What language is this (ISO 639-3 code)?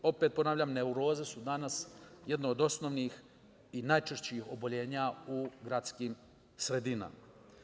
srp